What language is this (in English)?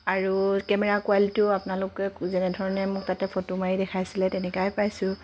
Assamese